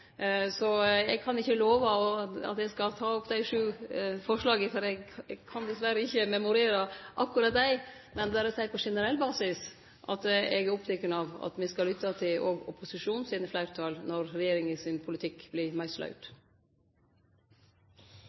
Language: Norwegian Nynorsk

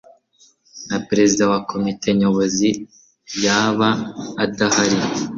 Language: Kinyarwanda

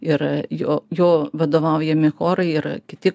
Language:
Lithuanian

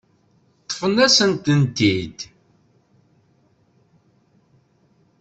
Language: Kabyle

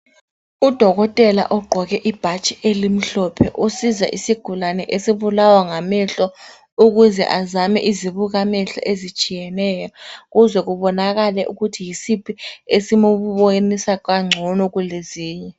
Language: North Ndebele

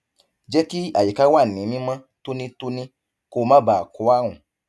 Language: Yoruba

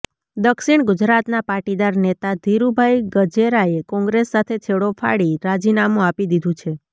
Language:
Gujarati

